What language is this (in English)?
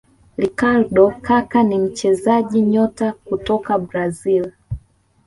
Swahili